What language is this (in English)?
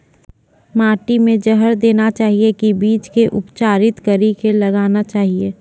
Maithili